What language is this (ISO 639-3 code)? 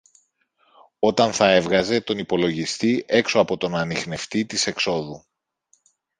ell